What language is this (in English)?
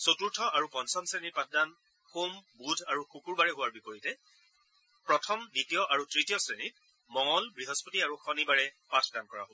Assamese